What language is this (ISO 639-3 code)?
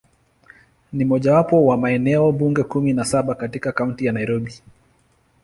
swa